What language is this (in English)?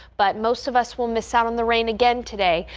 English